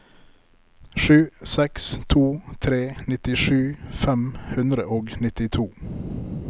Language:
Norwegian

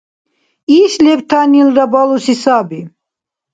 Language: Dargwa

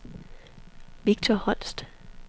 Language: Danish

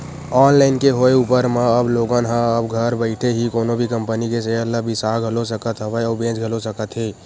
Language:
Chhattisgarhi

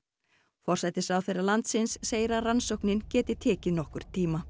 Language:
Icelandic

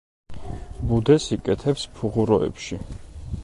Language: Georgian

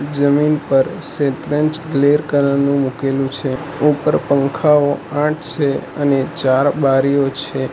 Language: Gujarati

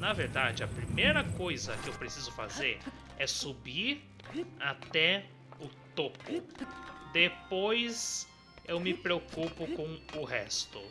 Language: Portuguese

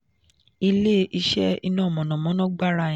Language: Yoruba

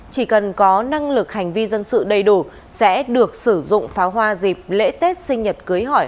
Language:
Vietnamese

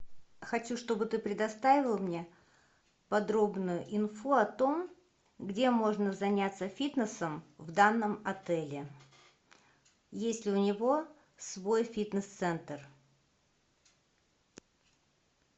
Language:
Russian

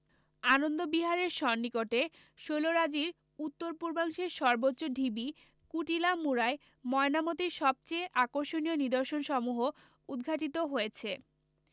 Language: Bangla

